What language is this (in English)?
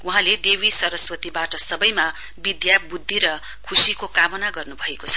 Nepali